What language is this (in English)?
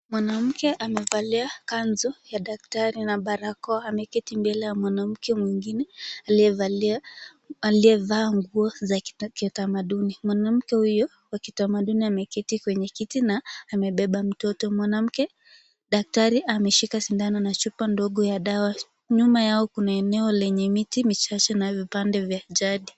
Swahili